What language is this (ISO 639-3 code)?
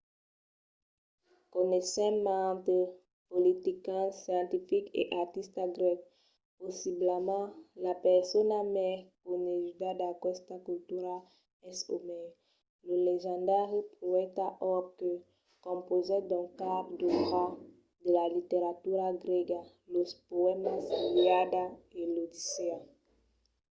oci